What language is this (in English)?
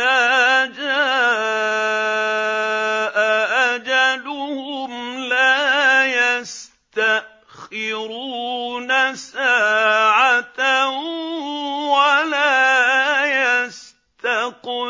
Arabic